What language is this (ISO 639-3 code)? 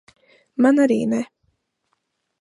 lav